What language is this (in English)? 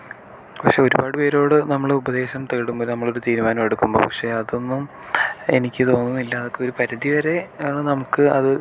Malayalam